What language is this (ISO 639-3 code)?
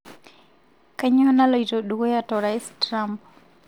mas